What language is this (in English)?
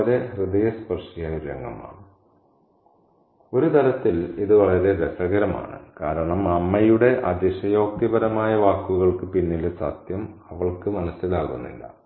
Malayalam